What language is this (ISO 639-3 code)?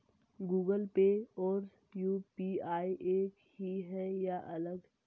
hin